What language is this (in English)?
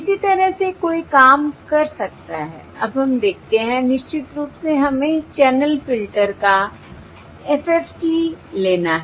Hindi